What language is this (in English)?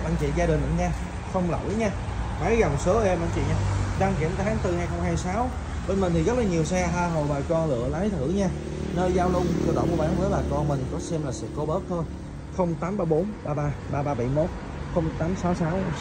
Vietnamese